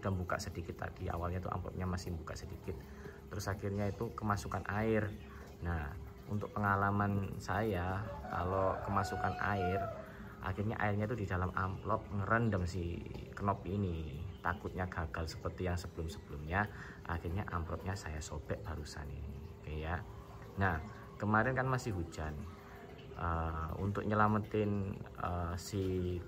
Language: Indonesian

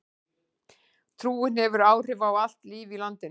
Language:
Icelandic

